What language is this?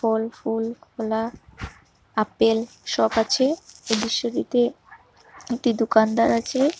Bangla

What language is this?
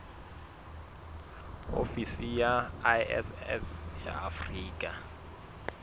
Southern Sotho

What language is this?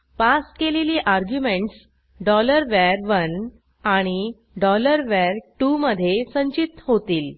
Marathi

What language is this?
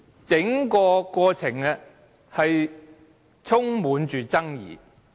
Cantonese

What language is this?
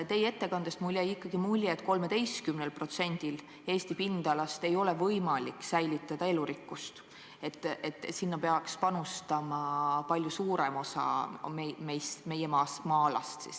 Estonian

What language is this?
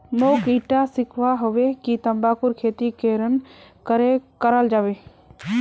Magahi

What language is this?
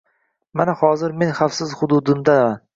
Uzbek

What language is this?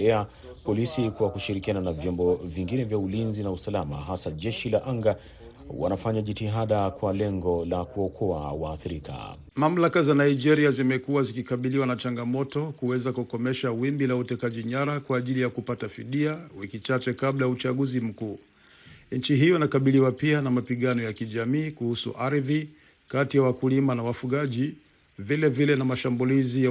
Swahili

